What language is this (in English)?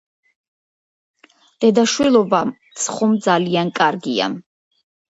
Georgian